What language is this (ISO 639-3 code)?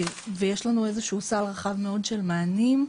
heb